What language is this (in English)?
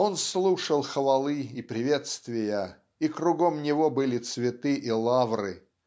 Russian